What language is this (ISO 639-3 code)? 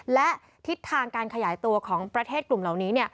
tha